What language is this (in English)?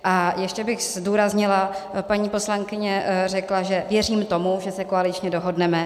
Czech